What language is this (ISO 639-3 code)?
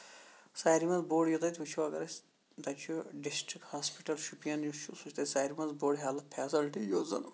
kas